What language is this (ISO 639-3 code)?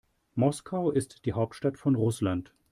deu